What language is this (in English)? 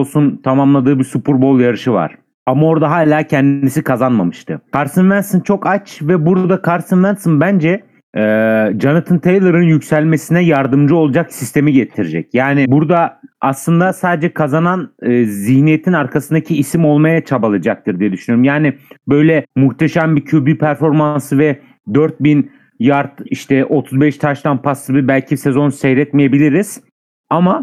Turkish